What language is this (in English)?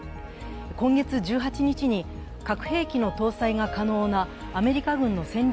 Japanese